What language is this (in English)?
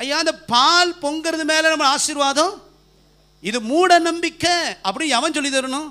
Tamil